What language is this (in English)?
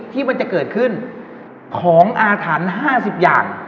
Thai